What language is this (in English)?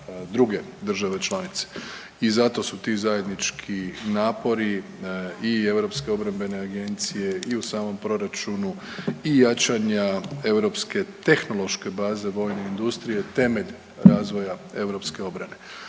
Croatian